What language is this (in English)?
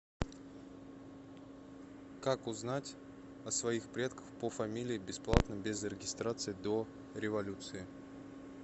Russian